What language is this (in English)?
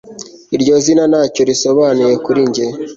Kinyarwanda